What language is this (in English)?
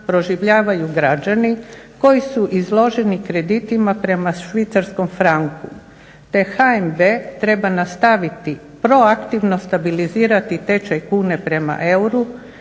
Croatian